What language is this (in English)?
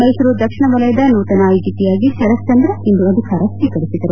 Kannada